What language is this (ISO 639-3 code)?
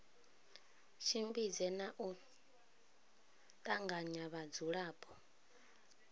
ven